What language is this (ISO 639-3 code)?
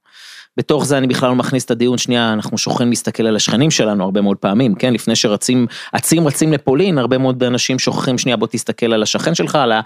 heb